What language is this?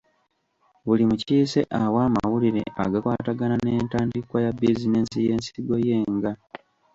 Ganda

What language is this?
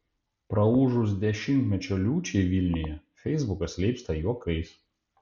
Lithuanian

